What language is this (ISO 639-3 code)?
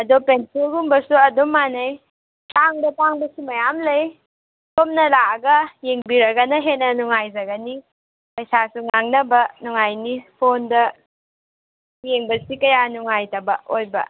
mni